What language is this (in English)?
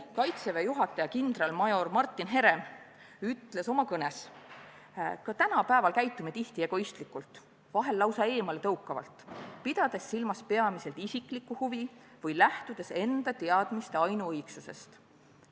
Estonian